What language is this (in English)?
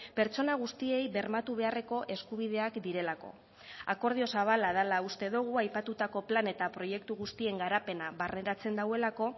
Basque